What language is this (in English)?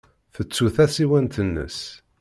Kabyle